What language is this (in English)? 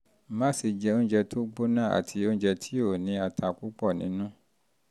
Yoruba